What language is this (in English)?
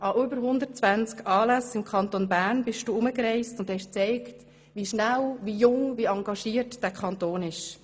Swiss German